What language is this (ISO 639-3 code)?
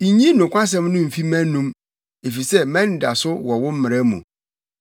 aka